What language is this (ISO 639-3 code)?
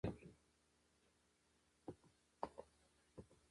pus